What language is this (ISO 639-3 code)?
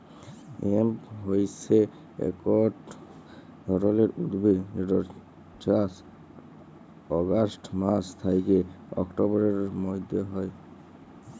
ben